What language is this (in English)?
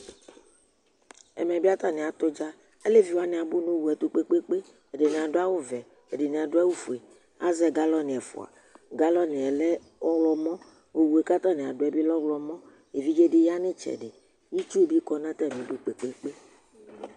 Ikposo